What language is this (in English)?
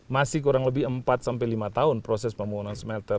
Indonesian